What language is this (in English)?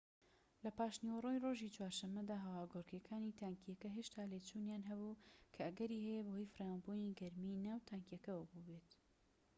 Central Kurdish